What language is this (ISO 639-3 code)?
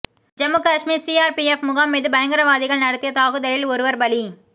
tam